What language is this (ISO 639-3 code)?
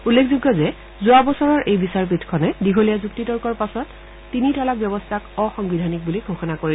asm